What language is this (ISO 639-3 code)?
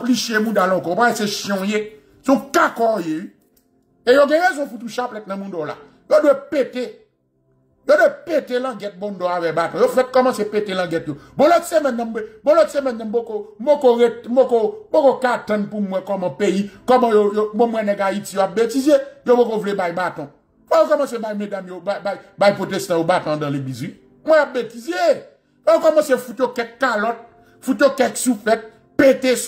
fra